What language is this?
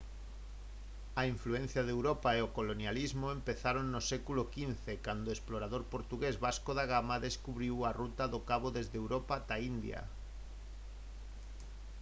Galician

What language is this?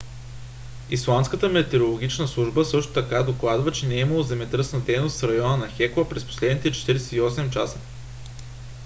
Bulgarian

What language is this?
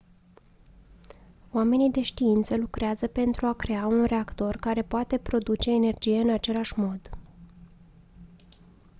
Romanian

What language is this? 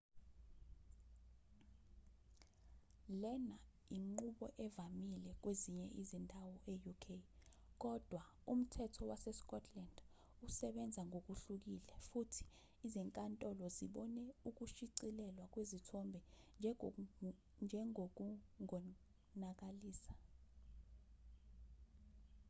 Zulu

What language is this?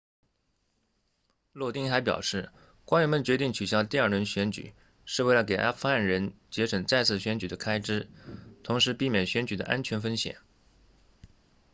Chinese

